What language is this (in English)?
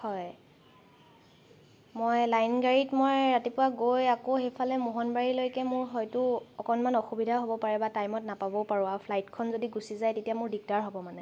Assamese